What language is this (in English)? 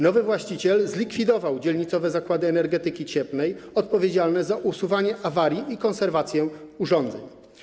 Polish